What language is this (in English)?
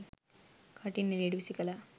Sinhala